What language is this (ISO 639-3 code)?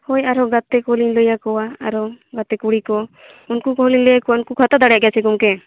sat